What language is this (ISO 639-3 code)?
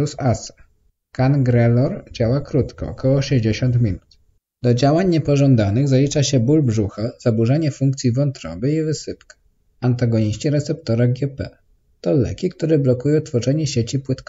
pol